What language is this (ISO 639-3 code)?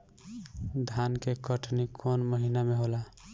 bho